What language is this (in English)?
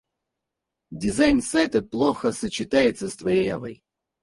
Russian